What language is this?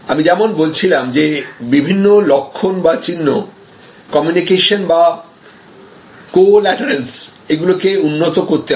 Bangla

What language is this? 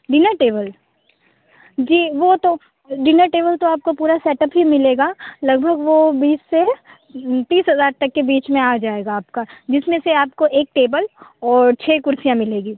Hindi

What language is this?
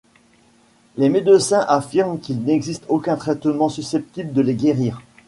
French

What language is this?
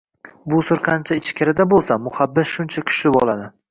Uzbek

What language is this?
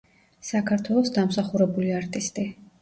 Georgian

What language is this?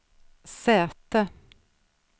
Swedish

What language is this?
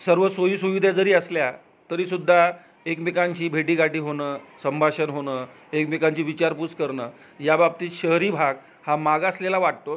Marathi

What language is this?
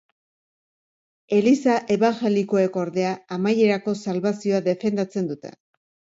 Basque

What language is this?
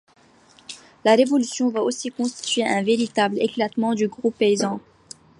French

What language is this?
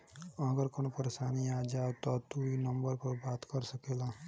Bhojpuri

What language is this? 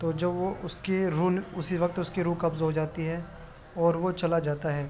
Urdu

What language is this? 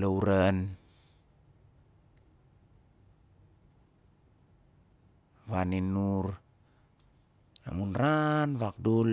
Nalik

